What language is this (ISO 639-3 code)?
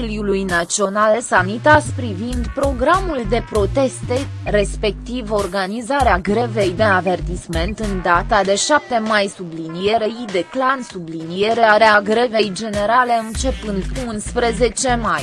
ron